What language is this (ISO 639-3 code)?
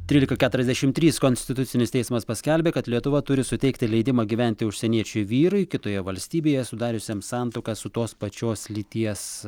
lit